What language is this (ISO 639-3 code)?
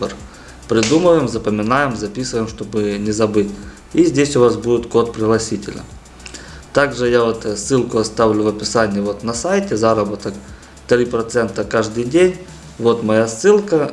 rus